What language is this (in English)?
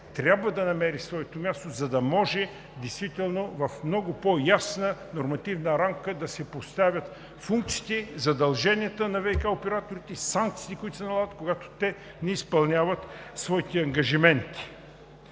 Bulgarian